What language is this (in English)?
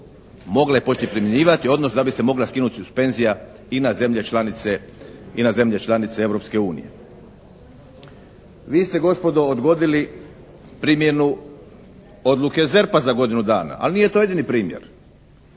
Croatian